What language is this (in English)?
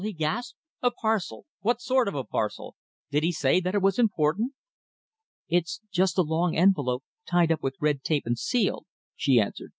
English